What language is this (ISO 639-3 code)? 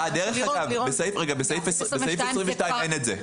heb